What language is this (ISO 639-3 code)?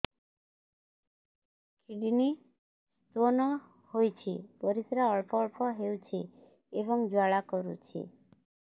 ori